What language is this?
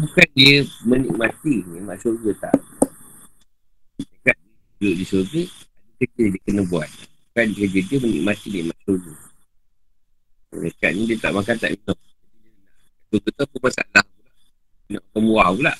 Malay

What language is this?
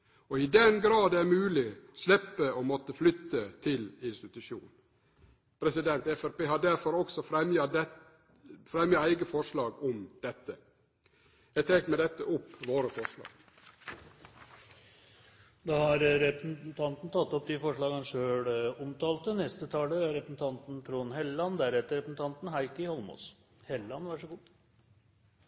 Norwegian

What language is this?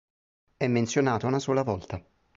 Italian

